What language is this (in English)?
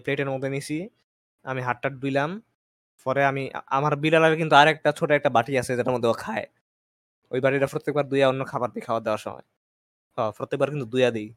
Bangla